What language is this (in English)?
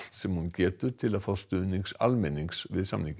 Icelandic